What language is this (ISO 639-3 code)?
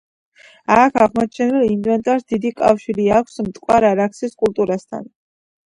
kat